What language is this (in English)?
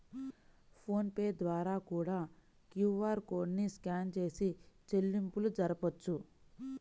Telugu